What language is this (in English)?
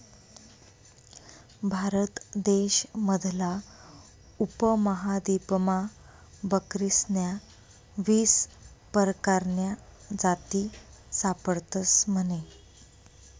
Marathi